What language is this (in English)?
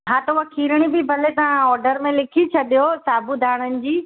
Sindhi